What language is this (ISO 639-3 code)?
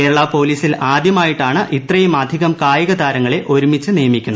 mal